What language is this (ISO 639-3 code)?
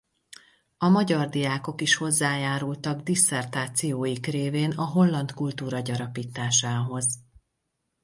hun